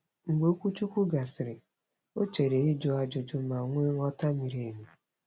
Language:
Igbo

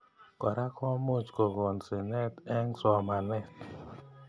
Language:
Kalenjin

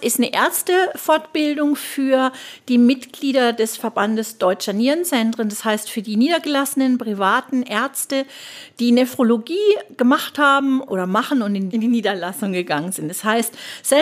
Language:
German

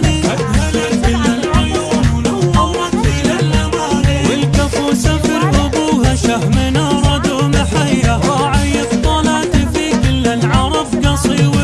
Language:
Arabic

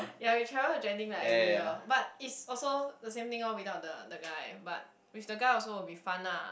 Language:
English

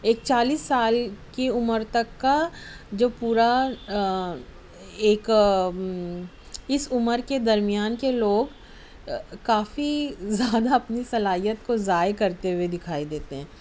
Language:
Urdu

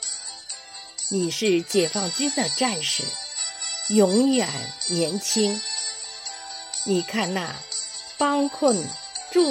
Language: Chinese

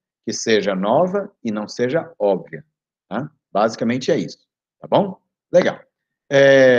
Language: Portuguese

